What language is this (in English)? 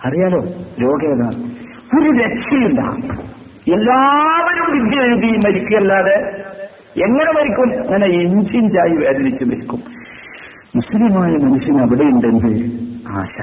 Malayalam